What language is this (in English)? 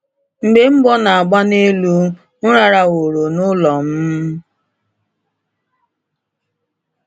Igbo